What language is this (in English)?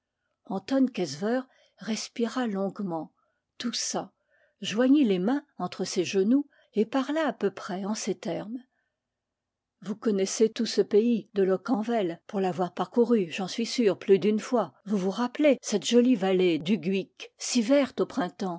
French